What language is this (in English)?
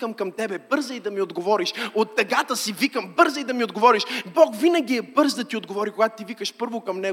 Bulgarian